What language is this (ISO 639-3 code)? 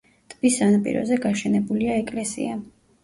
kat